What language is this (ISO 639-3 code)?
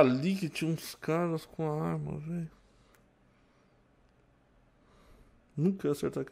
por